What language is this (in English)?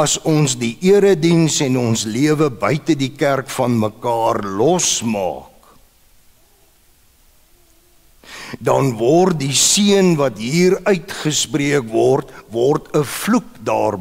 Dutch